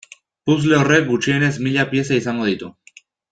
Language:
Basque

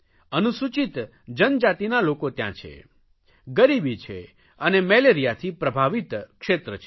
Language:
Gujarati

